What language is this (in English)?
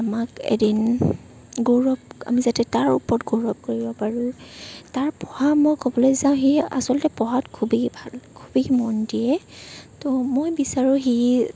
Assamese